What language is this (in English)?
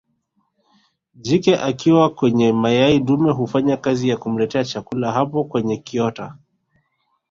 Swahili